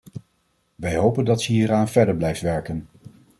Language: Dutch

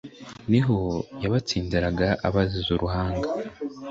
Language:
Kinyarwanda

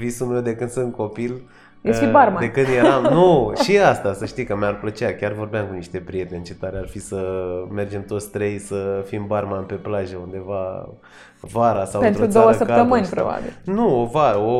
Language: Romanian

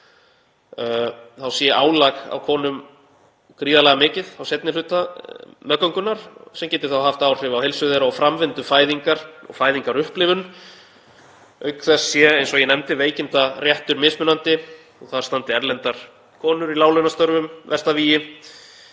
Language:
Icelandic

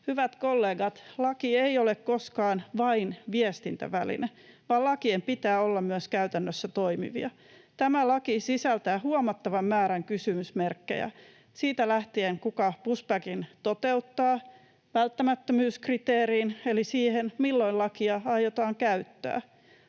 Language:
Finnish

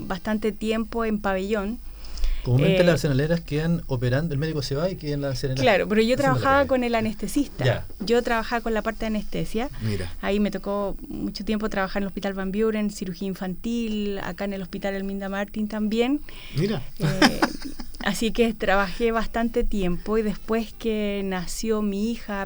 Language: Spanish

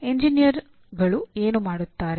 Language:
Kannada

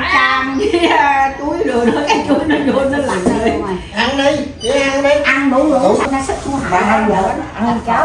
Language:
Vietnamese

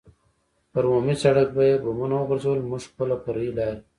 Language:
Pashto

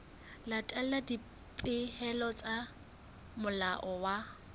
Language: Southern Sotho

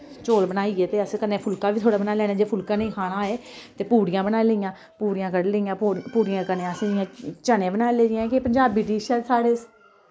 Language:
Dogri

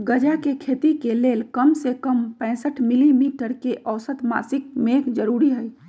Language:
Magahi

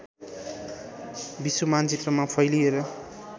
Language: Nepali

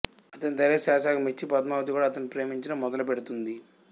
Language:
Telugu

